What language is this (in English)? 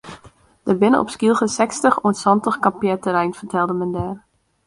Western Frisian